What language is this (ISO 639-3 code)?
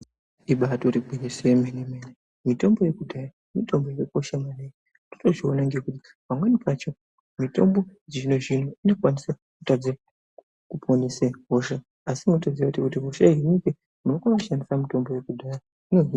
ndc